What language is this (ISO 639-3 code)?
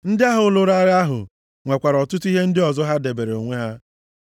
ibo